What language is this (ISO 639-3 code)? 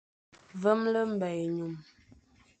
fan